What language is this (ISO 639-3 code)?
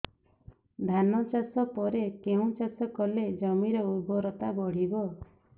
ori